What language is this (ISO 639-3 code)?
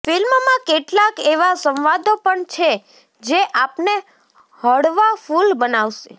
guj